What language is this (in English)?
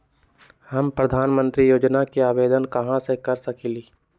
Magahi